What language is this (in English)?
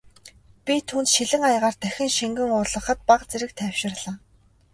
Mongolian